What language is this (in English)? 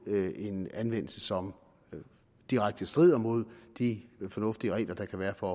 Danish